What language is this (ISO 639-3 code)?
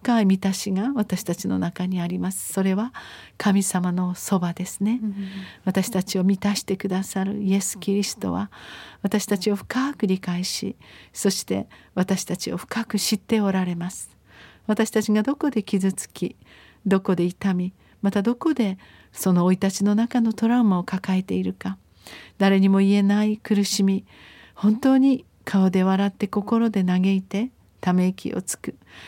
jpn